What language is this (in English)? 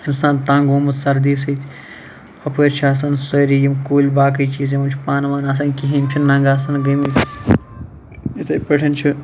Kashmiri